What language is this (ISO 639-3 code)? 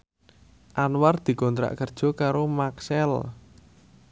jav